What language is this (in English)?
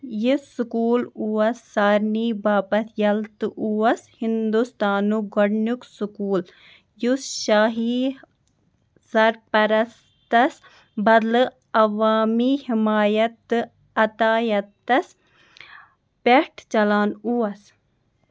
Kashmiri